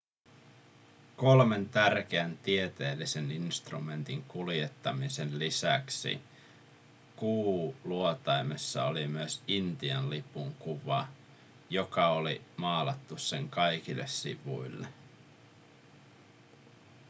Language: Finnish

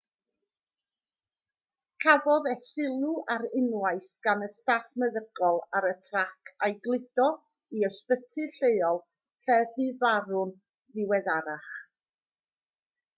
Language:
Welsh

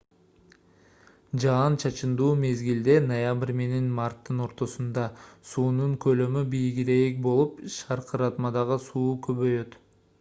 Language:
Kyrgyz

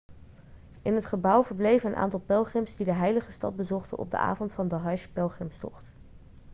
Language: Dutch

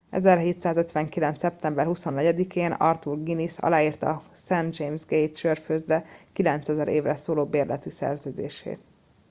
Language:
Hungarian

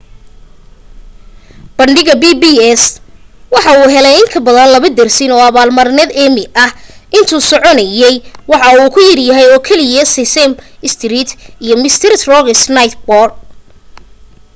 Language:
Somali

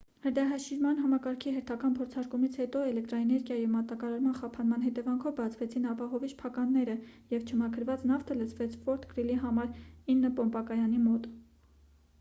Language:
Armenian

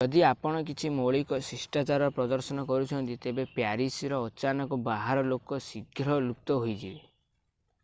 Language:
Odia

